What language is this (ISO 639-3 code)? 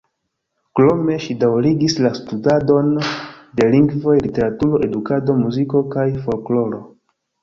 epo